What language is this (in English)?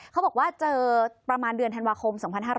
Thai